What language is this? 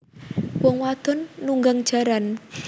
Javanese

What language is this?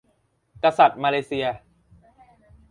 Thai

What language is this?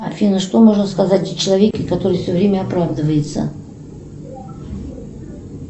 Russian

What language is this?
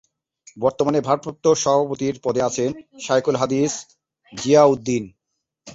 Bangla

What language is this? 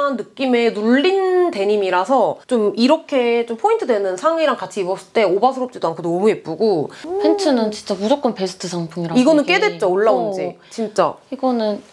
Korean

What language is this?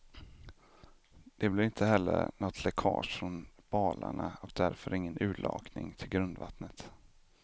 Swedish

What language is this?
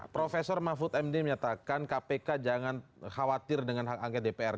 Indonesian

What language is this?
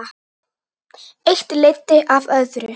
Icelandic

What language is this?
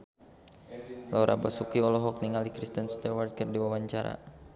Sundanese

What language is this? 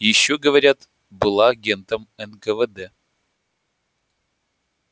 Russian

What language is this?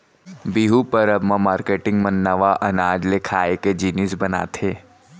Chhattisgarhi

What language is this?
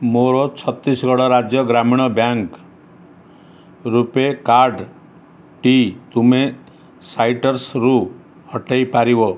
Odia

